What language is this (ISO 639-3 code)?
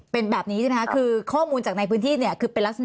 tha